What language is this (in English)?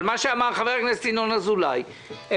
Hebrew